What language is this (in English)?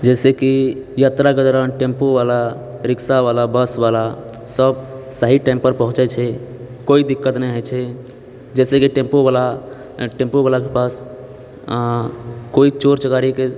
Maithili